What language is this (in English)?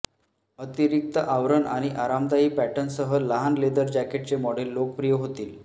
Marathi